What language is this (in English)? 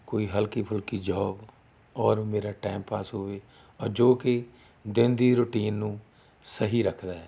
Punjabi